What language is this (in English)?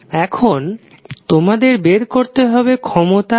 Bangla